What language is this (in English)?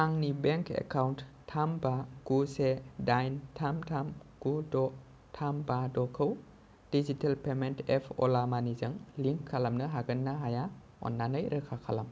Bodo